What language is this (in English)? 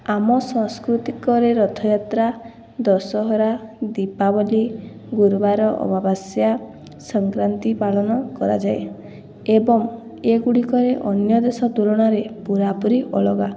Odia